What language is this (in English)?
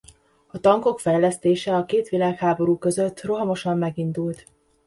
Hungarian